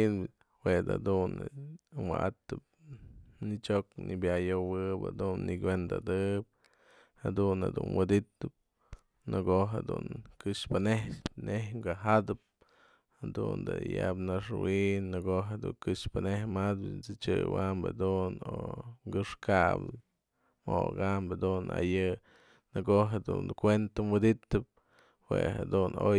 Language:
Mazatlán Mixe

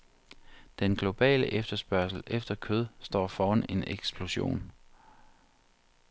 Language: Danish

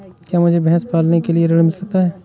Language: Hindi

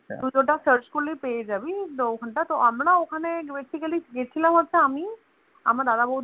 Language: Bangla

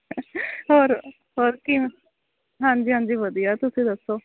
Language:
Punjabi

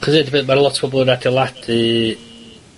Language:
Welsh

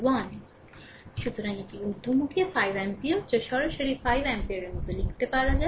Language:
Bangla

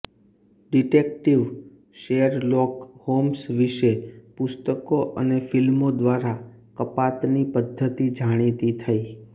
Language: Gujarati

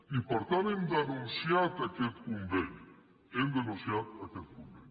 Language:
Catalan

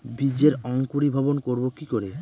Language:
Bangla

